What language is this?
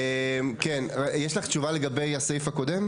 Hebrew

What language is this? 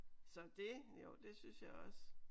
Danish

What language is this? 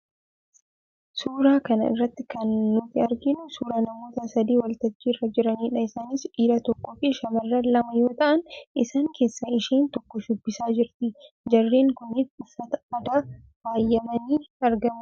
Oromo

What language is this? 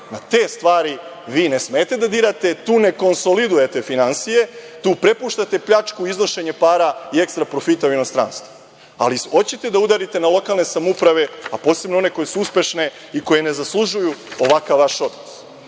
Serbian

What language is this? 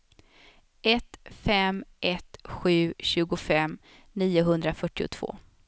Swedish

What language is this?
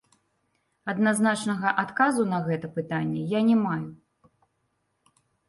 Belarusian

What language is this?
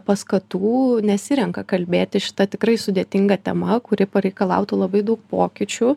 Lithuanian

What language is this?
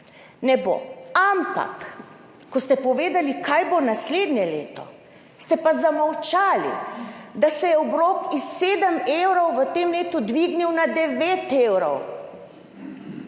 Slovenian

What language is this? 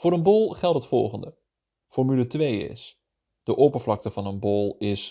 Dutch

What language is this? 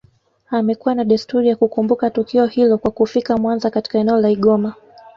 Swahili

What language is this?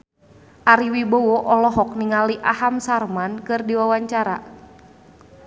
Sundanese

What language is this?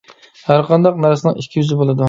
Uyghur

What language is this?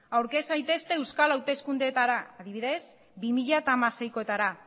Basque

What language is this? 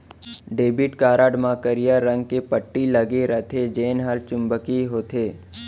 Chhattisgarhi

